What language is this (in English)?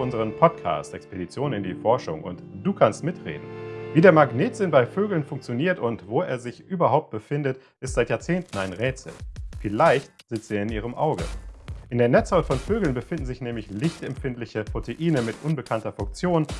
German